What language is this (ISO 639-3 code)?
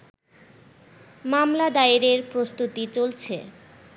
ben